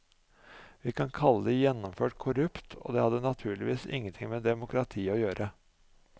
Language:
Norwegian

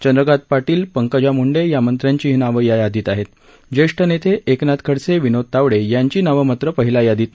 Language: Marathi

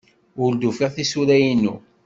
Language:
Kabyle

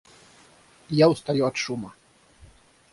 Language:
Russian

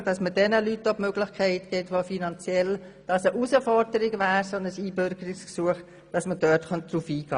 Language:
Swiss German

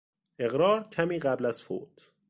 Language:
Persian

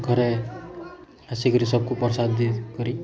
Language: Odia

